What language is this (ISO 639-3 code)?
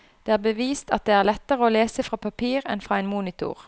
nor